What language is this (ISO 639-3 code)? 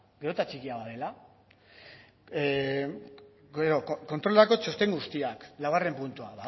eus